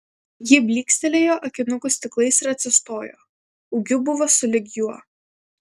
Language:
Lithuanian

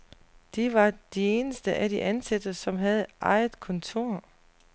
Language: Danish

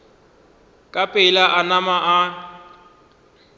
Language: Northern Sotho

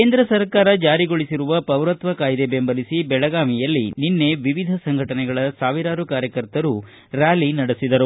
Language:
Kannada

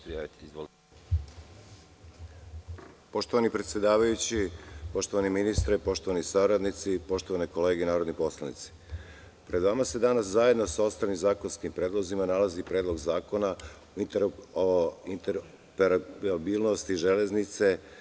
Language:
Serbian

